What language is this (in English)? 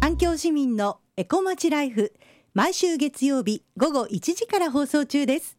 Japanese